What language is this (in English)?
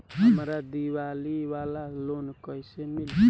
Bhojpuri